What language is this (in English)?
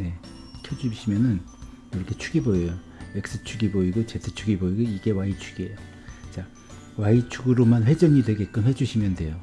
Korean